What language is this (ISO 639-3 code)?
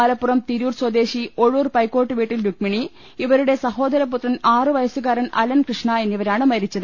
mal